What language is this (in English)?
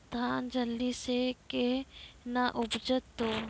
Maithili